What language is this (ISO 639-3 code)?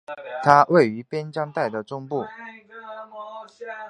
zho